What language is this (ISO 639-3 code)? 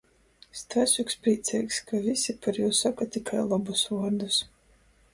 ltg